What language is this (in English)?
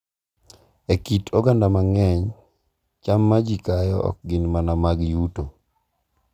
Luo (Kenya and Tanzania)